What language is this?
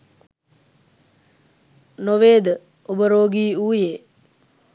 Sinhala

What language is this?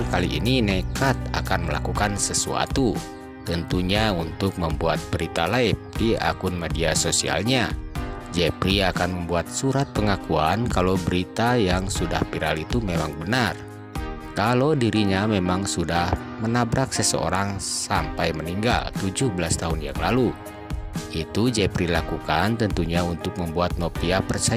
Indonesian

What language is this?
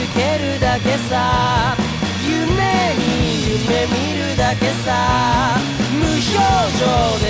Japanese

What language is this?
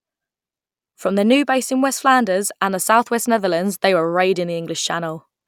English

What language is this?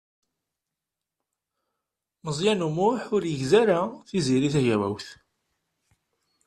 Kabyle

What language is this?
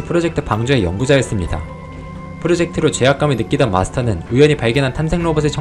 Korean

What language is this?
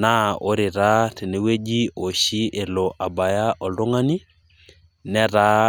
Masai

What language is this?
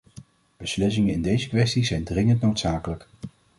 Dutch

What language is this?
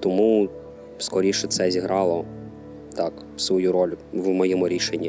Ukrainian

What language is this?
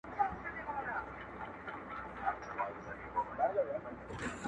Pashto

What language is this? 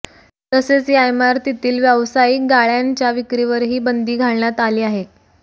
Marathi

